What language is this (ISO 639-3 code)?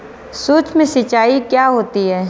hin